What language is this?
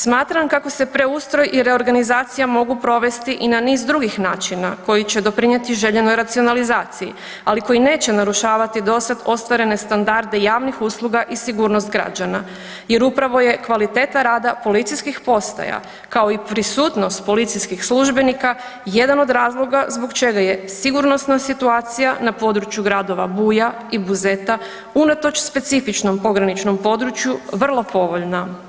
Croatian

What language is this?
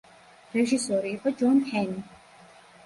Georgian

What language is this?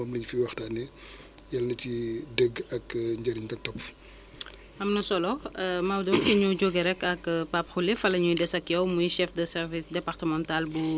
Wolof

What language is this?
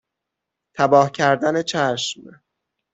Persian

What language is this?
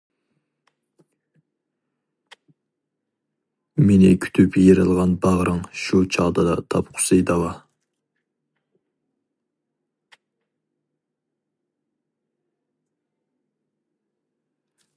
Uyghur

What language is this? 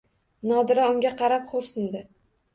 Uzbek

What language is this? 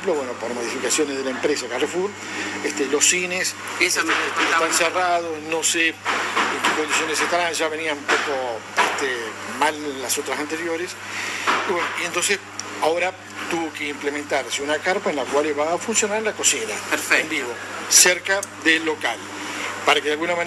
Spanish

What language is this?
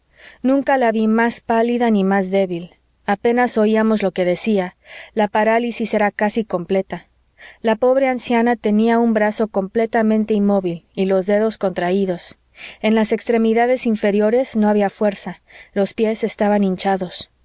Spanish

